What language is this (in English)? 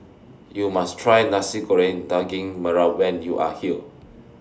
English